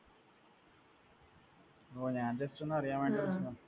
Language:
Malayalam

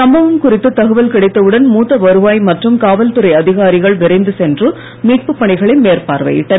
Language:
Tamil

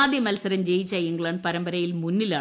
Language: Malayalam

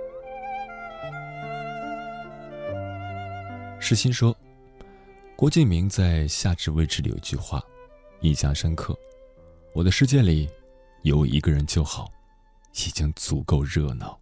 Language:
Chinese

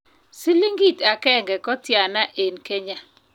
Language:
Kalenjin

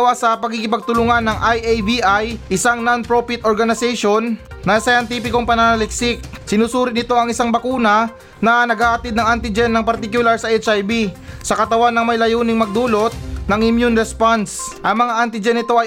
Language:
Filipino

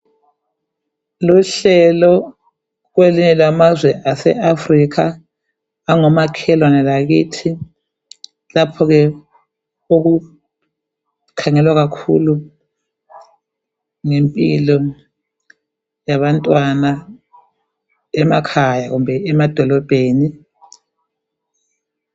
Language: North Ndebele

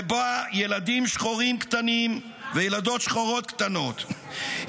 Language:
Hebrew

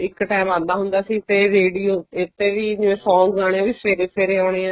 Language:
Punjabi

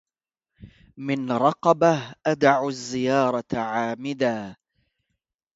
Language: Arabic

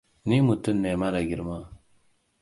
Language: Hausa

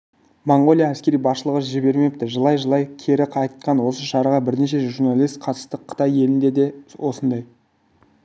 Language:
Kazakh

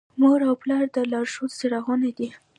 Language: Pashto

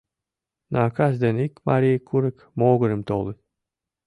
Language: Mari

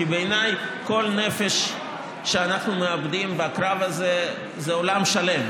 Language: Hebrew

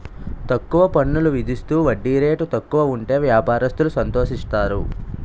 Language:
Telugu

